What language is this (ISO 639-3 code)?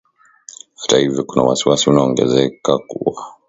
swa